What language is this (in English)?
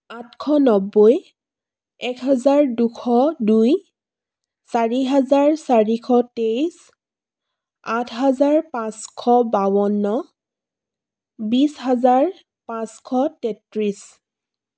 Assamese